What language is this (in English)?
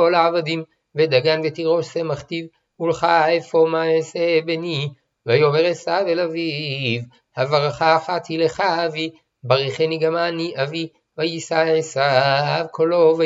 Hebrew